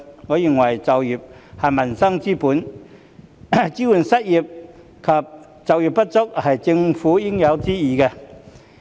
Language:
Cantonese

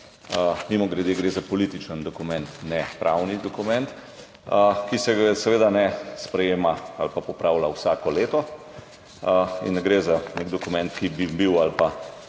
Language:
Slovenian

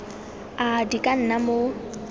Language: Tswana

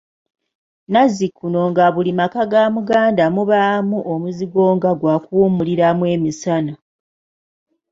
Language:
Ganda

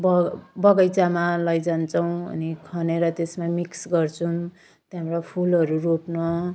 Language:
Nepali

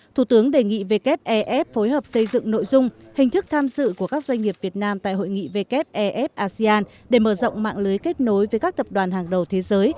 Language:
Vietnamese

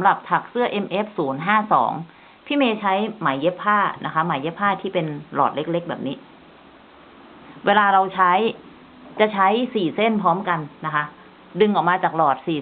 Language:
Thai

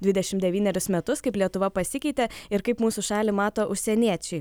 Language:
Lithuanian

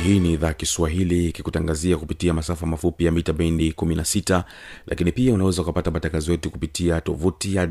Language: Swahili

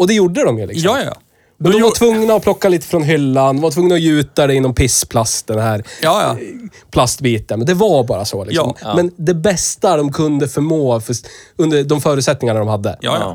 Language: Swedish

